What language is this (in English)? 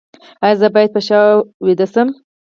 Pashto